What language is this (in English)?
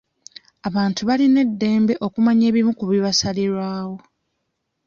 Ganda